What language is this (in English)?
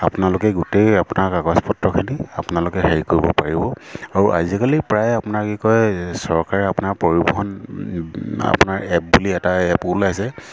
Assamese